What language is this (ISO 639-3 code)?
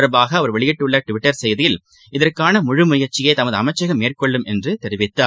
tam